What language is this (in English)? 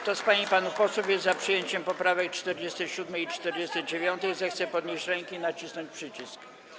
Polish